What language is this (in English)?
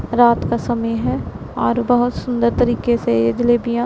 Hindi